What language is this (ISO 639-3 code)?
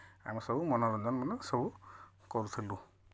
ori